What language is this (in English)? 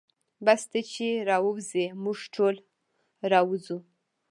Pashto